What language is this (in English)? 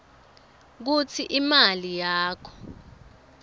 Swati